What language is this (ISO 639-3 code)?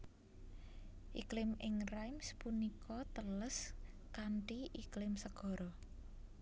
jav